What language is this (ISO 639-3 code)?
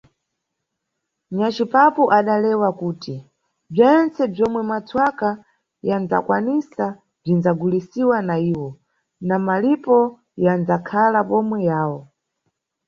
nyu